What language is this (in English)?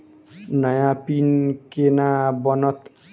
Maithili